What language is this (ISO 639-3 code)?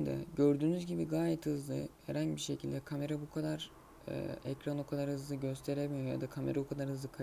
tur